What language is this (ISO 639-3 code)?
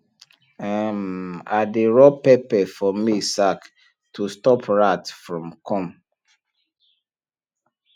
pcm